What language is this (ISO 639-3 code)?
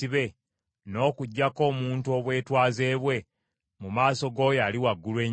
lug